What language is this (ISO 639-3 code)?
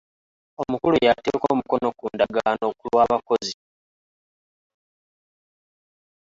lug